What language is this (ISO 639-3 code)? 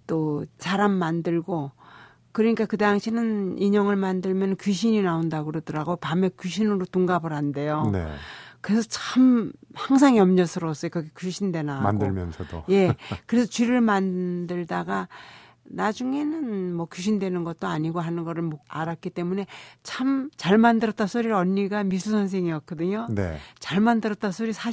kor